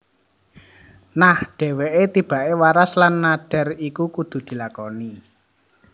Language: Javanese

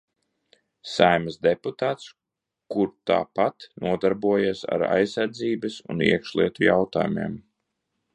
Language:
Latvian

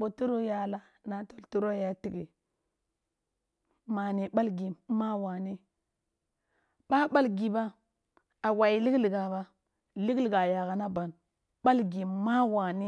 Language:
Kulung (Nigeria)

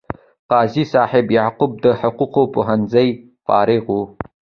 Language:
Pashto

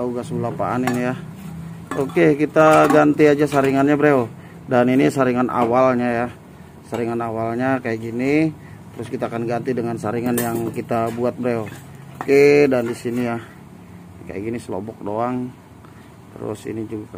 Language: Indonesian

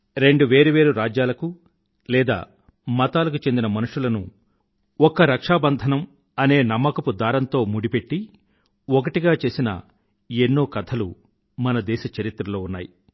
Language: Telugu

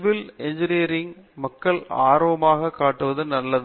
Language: Tamil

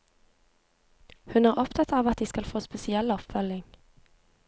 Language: Norwegian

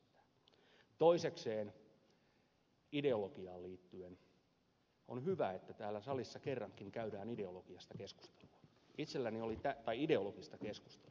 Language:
Finnish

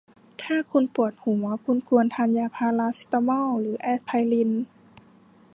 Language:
Thai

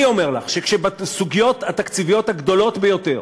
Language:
Hebrew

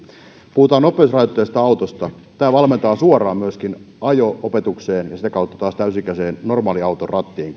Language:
Finnish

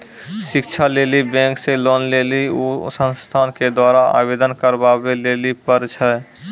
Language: Maithili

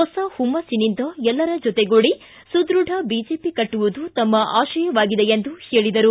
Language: Kannada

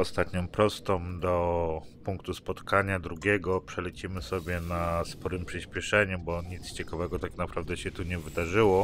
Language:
Polish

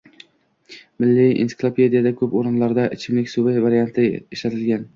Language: Uzbek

